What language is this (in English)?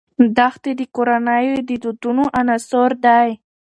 Pashto